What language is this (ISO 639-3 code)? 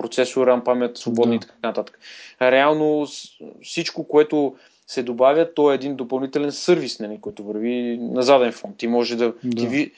bul